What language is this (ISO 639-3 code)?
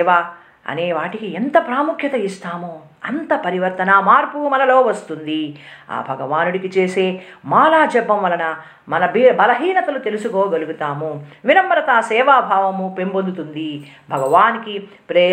tel